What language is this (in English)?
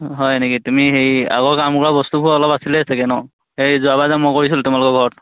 Assamese